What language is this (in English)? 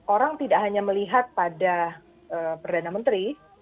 Indonesian